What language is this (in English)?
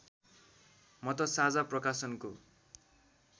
Nepali